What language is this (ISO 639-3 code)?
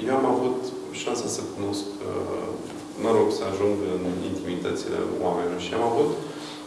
ron